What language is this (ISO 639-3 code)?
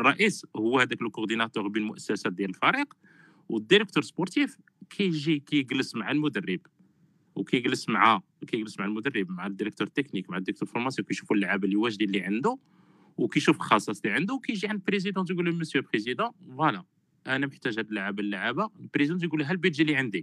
ara